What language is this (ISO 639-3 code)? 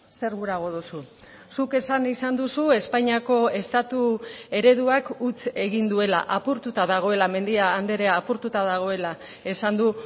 eus